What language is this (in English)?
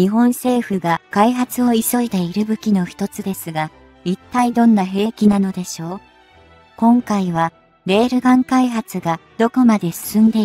Japanese